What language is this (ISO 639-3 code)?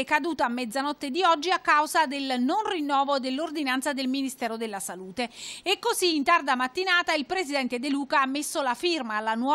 ita